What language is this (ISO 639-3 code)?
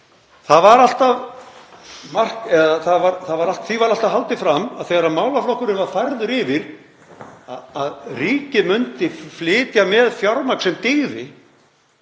isl